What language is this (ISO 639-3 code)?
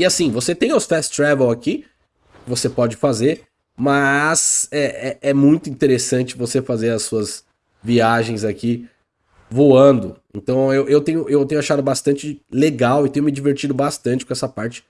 por